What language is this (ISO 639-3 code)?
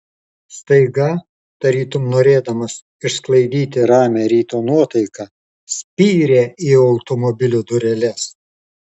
lit